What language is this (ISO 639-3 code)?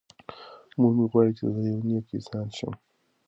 pus